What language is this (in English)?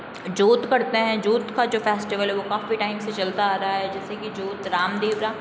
Hindi